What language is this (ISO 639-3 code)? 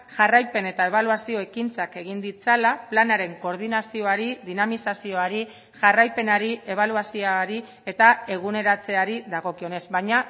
eus